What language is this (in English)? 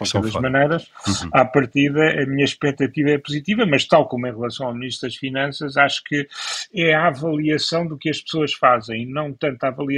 Portuguese